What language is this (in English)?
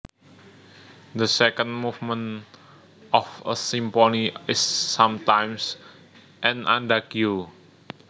Javanese